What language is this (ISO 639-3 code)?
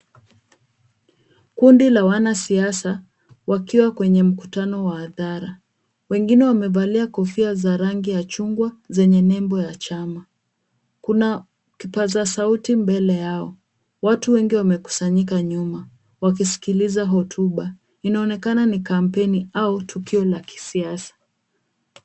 swa